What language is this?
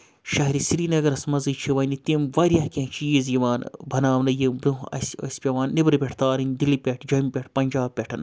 Kashmiri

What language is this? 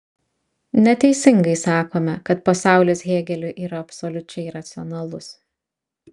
Lithuanian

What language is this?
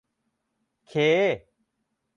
Thai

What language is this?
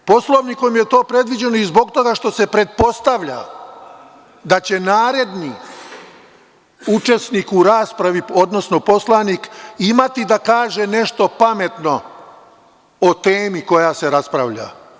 Serbian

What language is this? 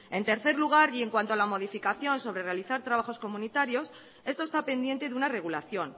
Spanish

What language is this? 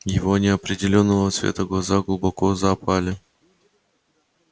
Russian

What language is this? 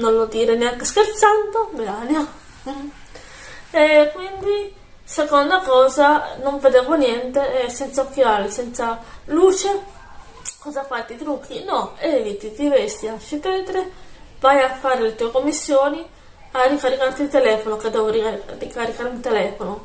Italian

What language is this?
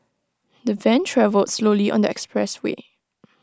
English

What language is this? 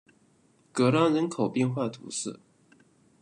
Chinese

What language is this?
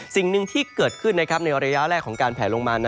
Thai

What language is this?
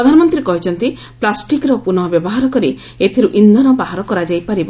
Odia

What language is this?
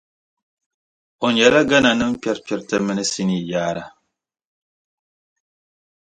Dagbani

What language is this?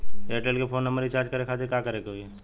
Bhojpuri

